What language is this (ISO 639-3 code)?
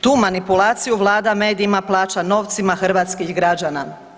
hrv